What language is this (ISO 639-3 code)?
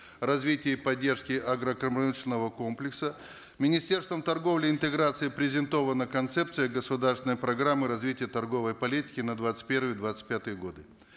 kaz